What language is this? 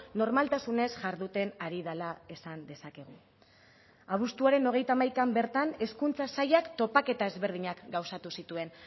Basque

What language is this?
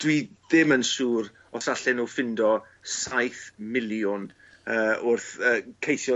Welsh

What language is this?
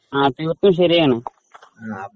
Malayalam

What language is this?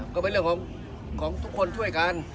Thai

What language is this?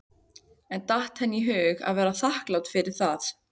Icelandic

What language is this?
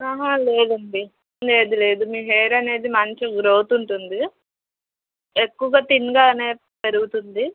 Telugu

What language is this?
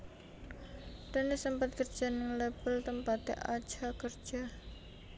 Javanese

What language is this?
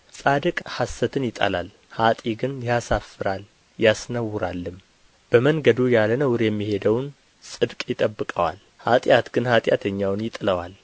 Amharic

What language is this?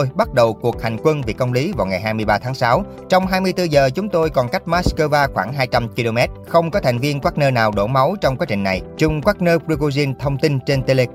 Vietnamese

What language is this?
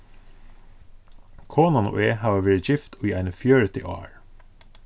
Faroese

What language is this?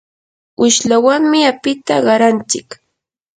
Yanahuanca Pasco Quechua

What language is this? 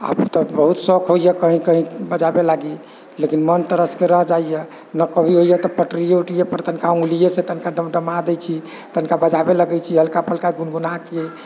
Maithili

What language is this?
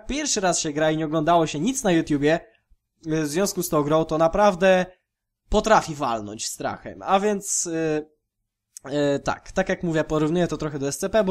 Polish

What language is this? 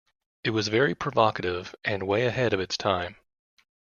English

